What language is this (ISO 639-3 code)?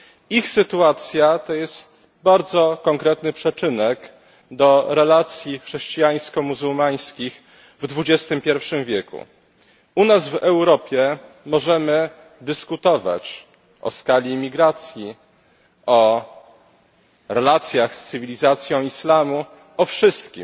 pol